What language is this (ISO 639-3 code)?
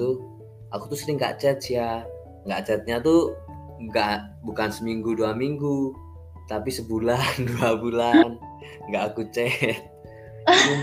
ind